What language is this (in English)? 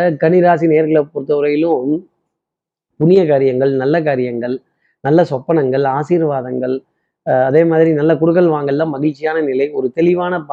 Tamil